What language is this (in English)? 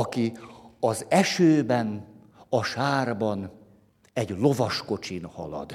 Hungarian